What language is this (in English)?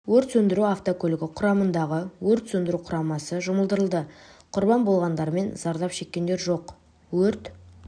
Kazakh